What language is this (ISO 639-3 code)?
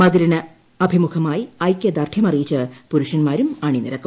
mal